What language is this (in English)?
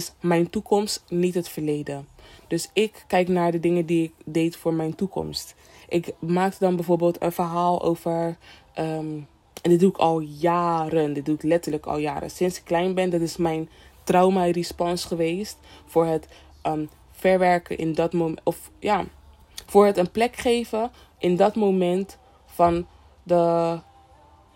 Dutch